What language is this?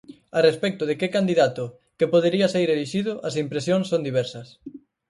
Galician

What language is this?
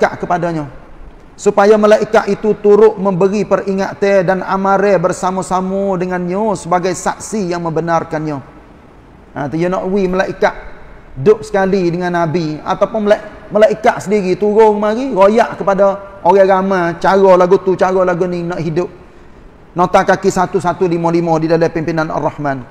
Malay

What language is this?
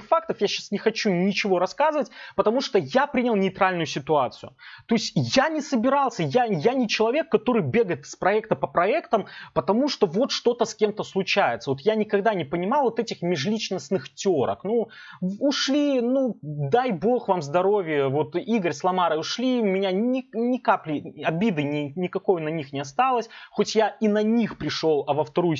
Russian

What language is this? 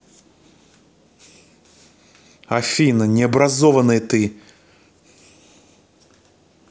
Russian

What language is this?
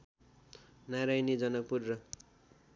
Nepali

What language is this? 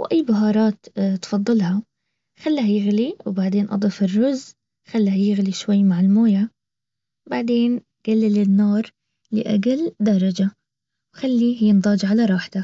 Baharna Arabic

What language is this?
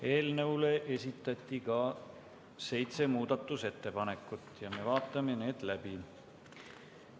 Estonian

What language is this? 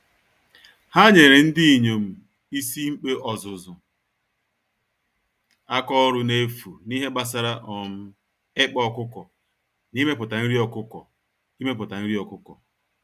Igbo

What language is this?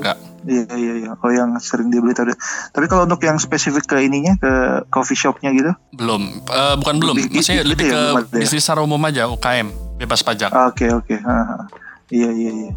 Indonesian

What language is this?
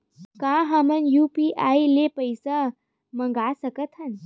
Chhattisgarhi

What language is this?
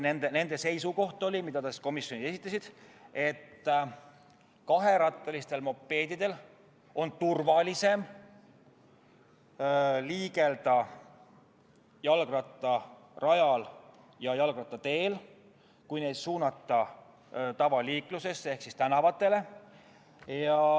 Estonian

